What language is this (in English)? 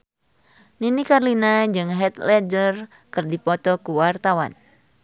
Sundanese